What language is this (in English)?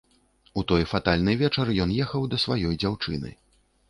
Belarusian